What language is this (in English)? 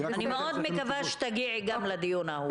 Hebrew